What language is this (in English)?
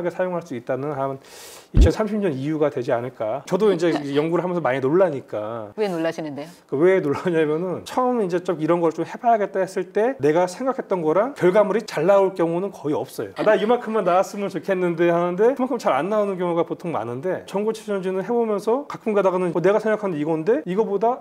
Korean